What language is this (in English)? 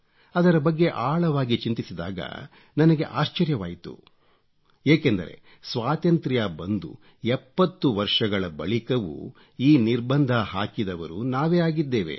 Kannada